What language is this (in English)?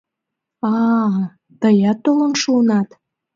Mari